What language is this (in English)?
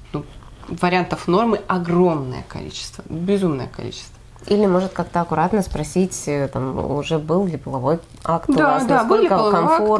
Russian